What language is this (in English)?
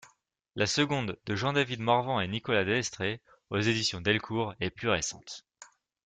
French